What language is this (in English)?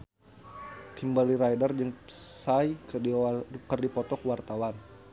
Sundanese